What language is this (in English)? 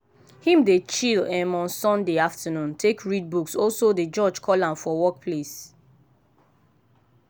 Nigerian Pidgin